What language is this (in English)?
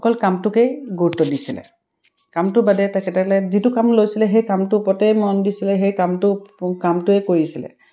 Assamese